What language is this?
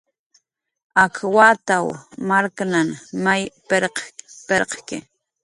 Jaqaru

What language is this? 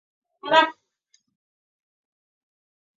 Chinese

